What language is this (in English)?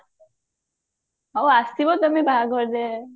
Odia